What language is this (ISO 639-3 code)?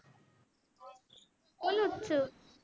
guj